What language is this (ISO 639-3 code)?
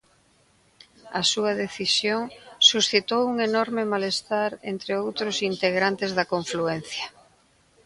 glg